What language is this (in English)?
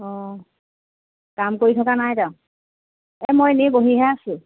Assamese